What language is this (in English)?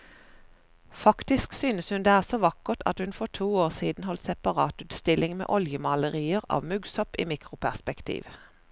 Norwegian